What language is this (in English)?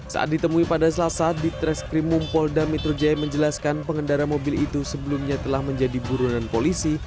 Indonesian